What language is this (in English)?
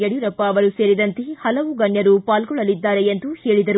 Kannada